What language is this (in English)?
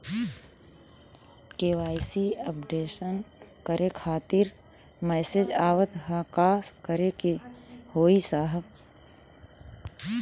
Bhojpuri